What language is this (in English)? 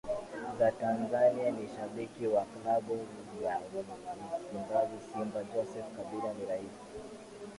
Swahili